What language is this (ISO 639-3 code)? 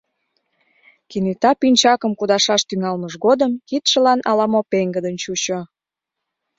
chm